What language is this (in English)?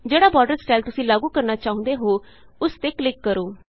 Punjabi